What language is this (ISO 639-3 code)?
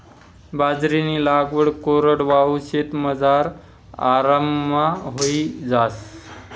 mar